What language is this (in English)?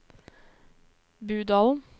Norwegian